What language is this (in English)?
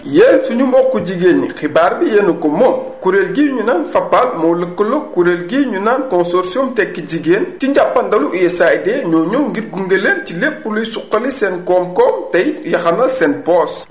Wolof